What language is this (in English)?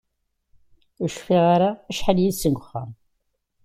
Kabyle